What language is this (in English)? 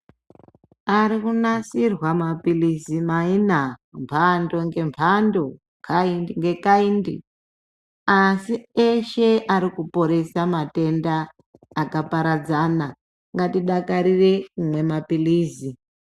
Ndau